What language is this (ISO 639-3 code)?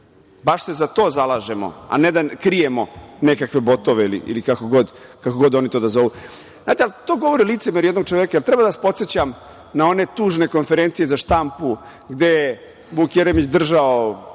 srp